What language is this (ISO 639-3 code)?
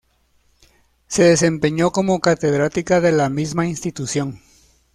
spa